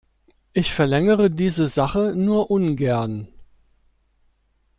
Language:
German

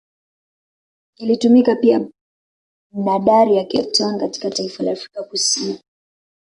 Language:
Swahili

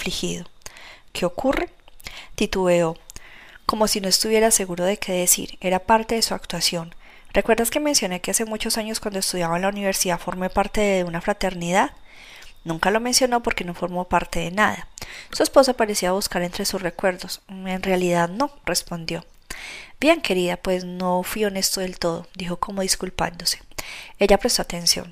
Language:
Spanish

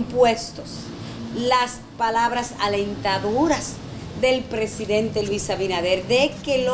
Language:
Spanish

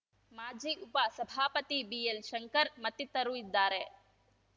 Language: Kannada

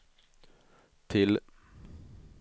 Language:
Swedish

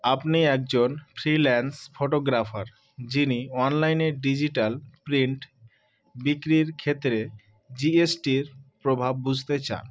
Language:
Bangla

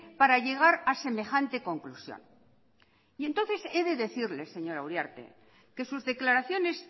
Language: Spanish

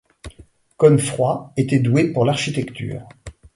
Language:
French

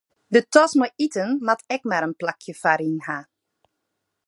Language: Western Frisian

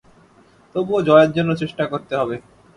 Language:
Bangla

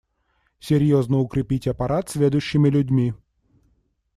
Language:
Russian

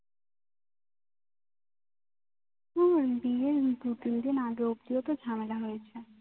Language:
Bangla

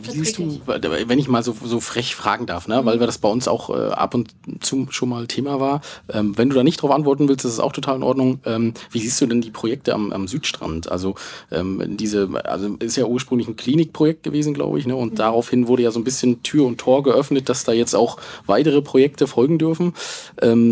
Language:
German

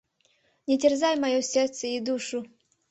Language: Mari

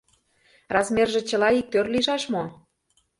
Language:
Mari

